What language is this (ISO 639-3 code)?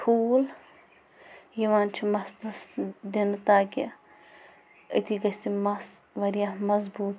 kas